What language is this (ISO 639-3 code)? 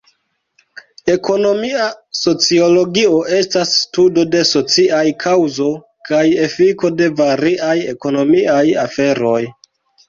epo